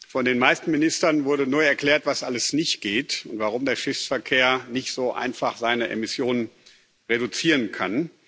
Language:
German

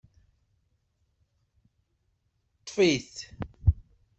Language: Kabyle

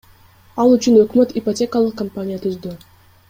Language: Kyrgyz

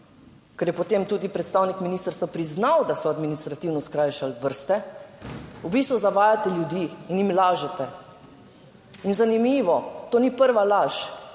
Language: Slovenian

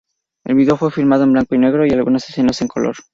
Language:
Spanish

